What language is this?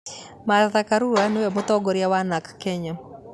Kikuyu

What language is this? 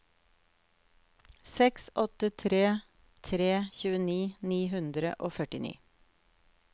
Norwegian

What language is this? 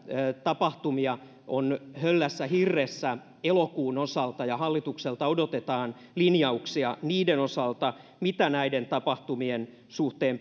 Finnish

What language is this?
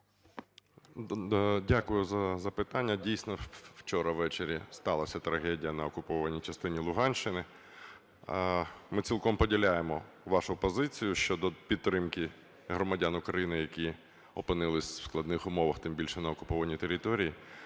Ukrainian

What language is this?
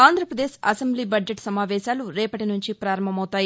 Telugu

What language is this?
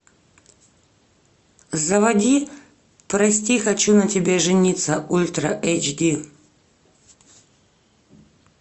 Russian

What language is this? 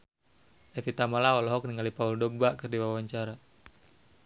Sundanese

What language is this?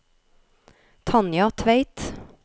Norwegian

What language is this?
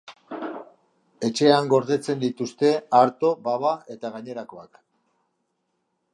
Basque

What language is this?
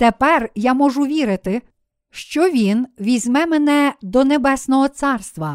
Ukrainian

